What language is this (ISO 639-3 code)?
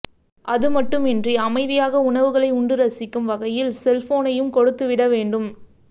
tam